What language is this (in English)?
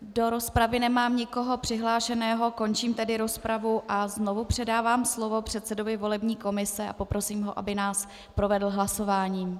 Czech